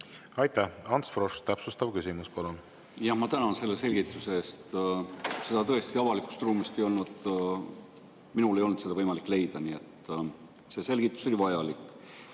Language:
Estonian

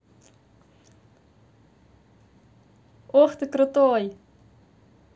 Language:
Russian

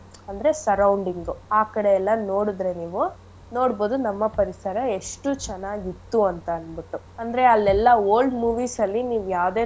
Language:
Kannada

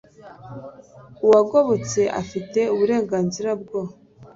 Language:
Kinyarwanda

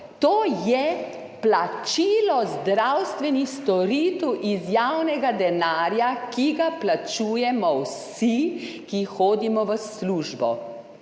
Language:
Slovenian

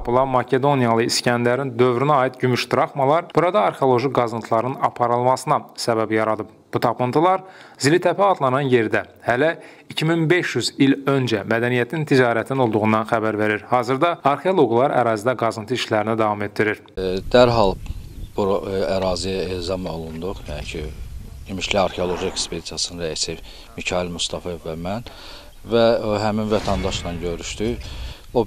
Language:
Turkish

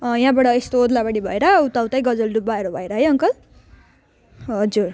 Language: Nepali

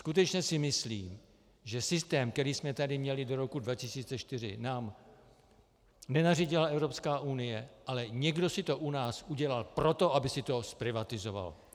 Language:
Czech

